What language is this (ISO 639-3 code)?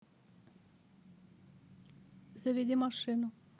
rus